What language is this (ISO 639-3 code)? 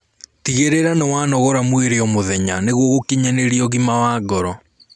kik